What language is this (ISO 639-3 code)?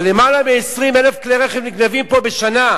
heb